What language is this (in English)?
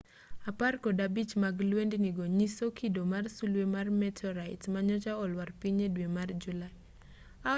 Luo (Kenya and Tanzania)